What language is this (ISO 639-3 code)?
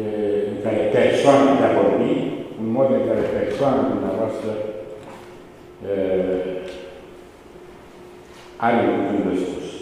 ron